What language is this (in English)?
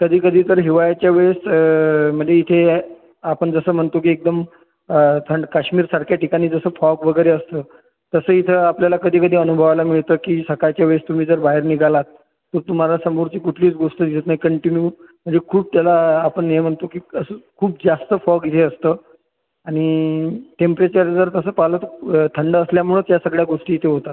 Marathi